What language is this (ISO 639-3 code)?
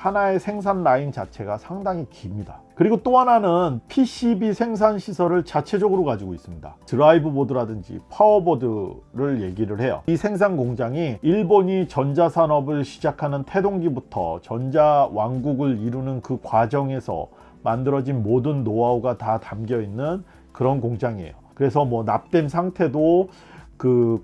kor